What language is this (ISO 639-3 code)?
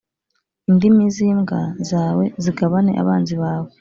kin